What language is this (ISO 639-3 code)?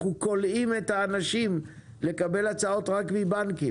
heb